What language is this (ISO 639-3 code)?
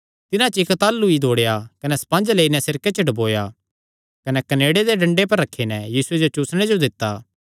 xnr